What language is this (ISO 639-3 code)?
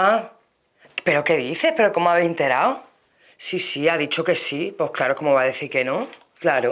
spa